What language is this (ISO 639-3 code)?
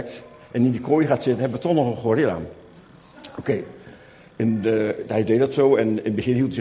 nld